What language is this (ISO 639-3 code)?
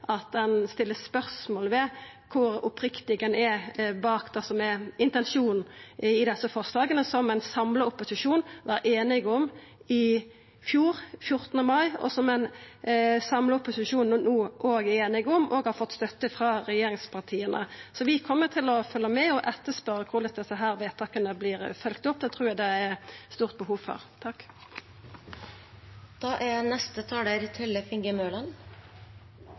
nor